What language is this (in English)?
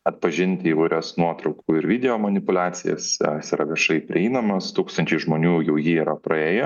Lithuanian